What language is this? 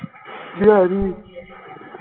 Punjabi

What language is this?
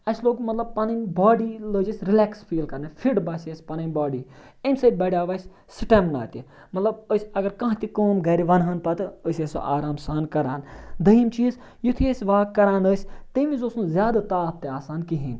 Kashmiri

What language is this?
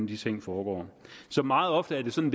Danish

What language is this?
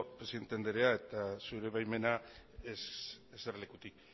Basque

